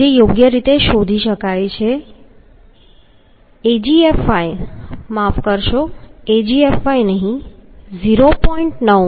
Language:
Gujarati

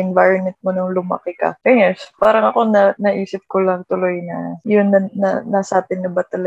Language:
Filipino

